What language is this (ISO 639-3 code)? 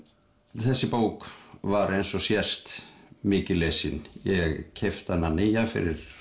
isl